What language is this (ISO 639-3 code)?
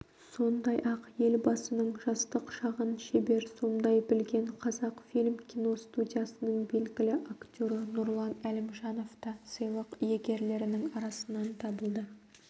kaz